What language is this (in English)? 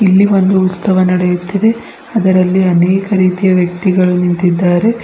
Kannada